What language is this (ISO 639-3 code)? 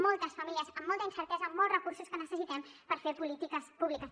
cat